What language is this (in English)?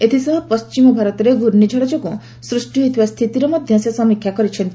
Odia